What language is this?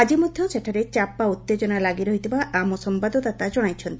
Odia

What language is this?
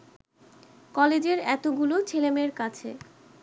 Bangla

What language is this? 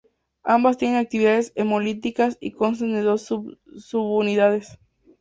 Spanish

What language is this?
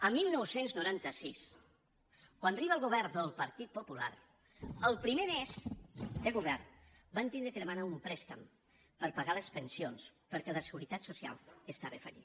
Catalan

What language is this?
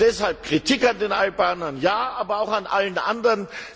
German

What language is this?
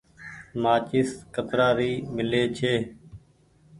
Goaria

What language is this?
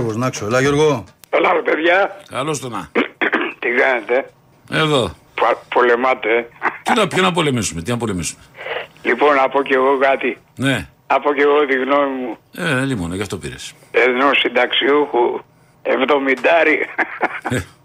Greek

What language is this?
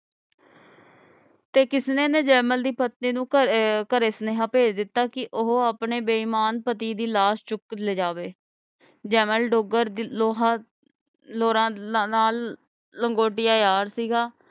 Punjabi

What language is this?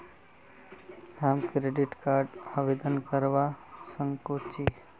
Magahi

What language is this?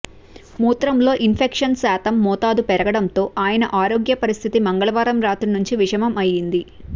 Telugu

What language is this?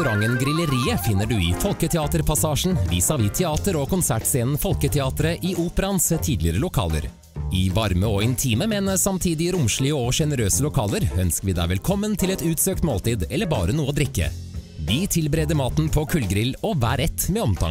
Norwegian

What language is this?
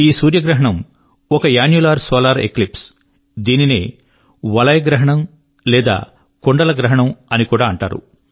Telugu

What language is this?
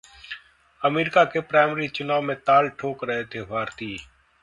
Hindi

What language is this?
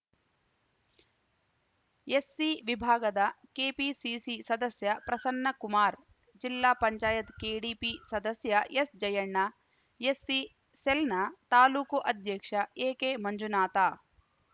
Kannada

